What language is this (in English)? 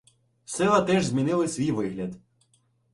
Ukrainian